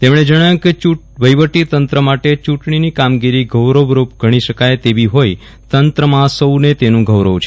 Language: Gujarati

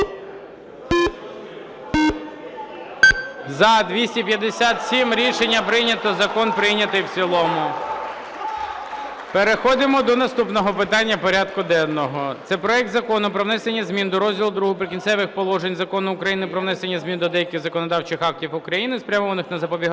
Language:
Ukrainian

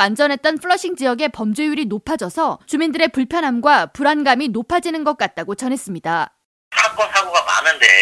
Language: Korean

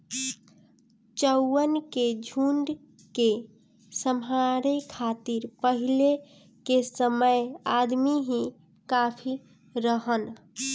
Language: Bhojpuri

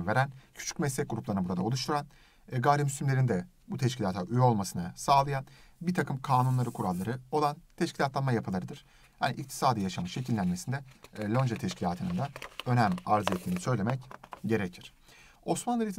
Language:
Turkish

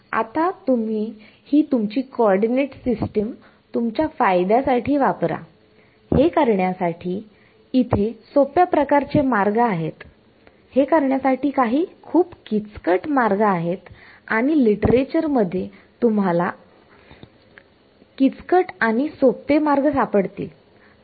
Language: Marathi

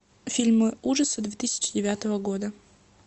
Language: Russian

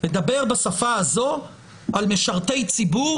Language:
Hebrew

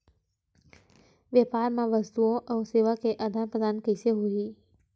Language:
Chhattisgarhi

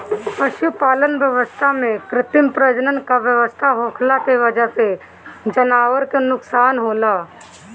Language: Bhojpuri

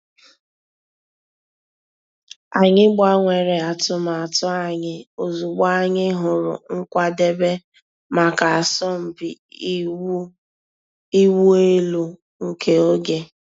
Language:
Igbo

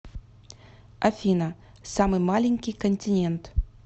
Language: Russian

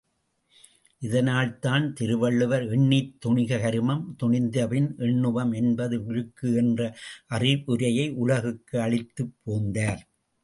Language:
Tamil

